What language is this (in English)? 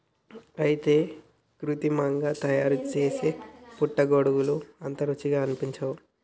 Telugu